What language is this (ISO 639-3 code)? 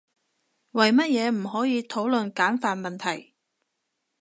yue